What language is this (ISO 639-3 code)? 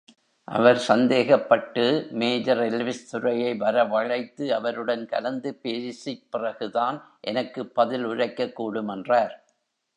tam